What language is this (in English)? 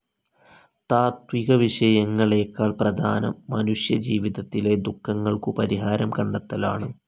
Malayalam